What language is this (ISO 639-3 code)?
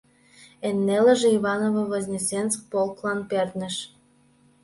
chm